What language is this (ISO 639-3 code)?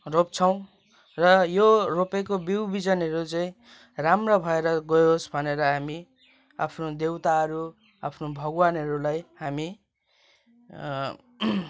nep